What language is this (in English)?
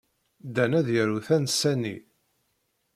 Kabyle